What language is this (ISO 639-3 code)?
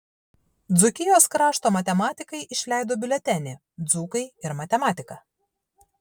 lit